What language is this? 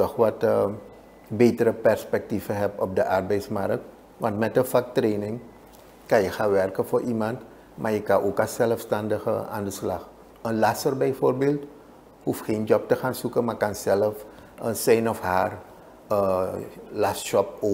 Dutch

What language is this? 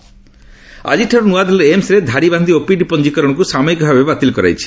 Odia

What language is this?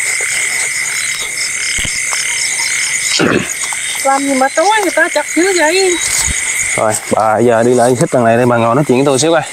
Vietnamese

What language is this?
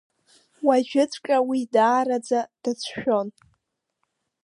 Abkhazian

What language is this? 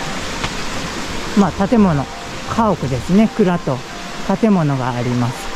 Japanese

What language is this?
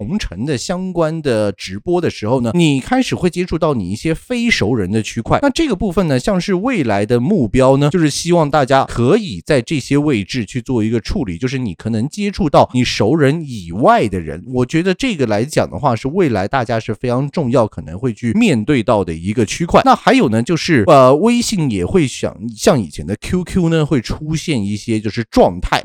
Chinese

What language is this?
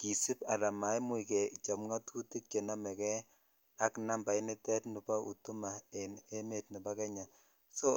Kalenjin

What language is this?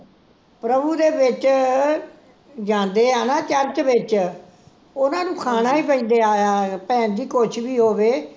Punjabi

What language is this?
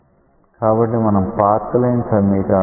Telugu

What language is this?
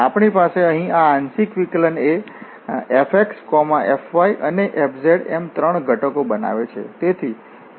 Gujarati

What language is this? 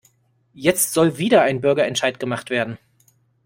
German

